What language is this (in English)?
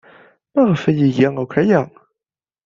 Kabyle